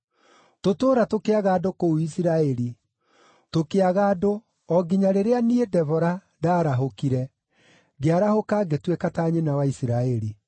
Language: Kikuyu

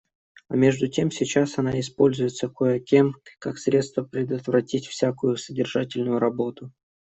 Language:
Russian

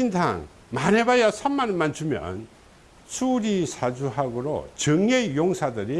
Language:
Korean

